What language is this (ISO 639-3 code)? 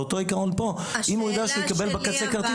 heb